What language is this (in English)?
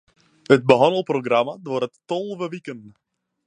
Western Frisian